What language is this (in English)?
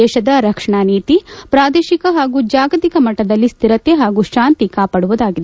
Kannada